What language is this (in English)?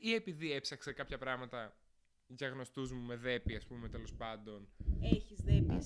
Greek